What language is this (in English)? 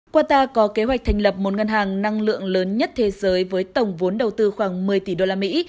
Vietnamese